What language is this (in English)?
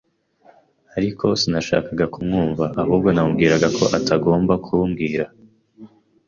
Kinyarwanda